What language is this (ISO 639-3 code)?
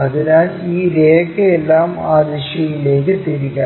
mal